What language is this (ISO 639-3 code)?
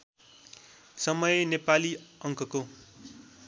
nep